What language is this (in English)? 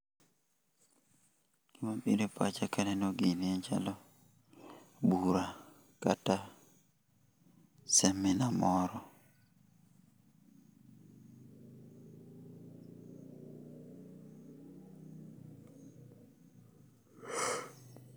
Luo (Kenya and Tanzania)